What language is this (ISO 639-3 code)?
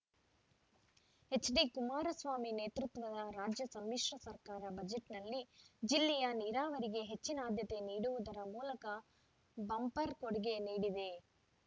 kan